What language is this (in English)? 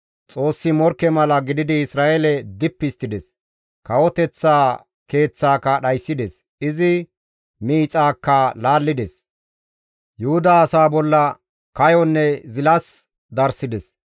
Gamo